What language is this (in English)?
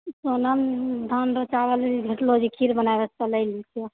Maithili